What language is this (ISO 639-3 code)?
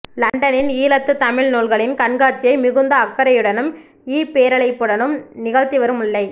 tam